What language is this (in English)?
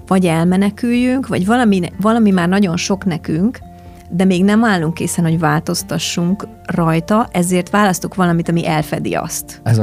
Hungarian